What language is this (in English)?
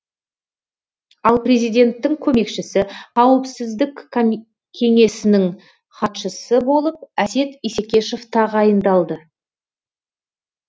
Kazakh